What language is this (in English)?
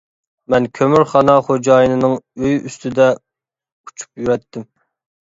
Uyghur